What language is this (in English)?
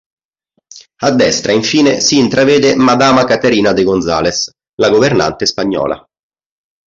Italian